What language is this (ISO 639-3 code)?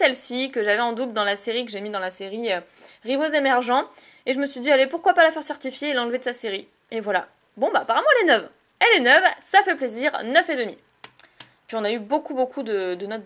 fra